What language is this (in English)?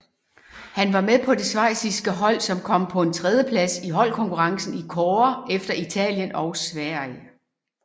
Danish